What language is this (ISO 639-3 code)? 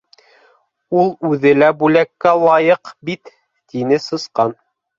bak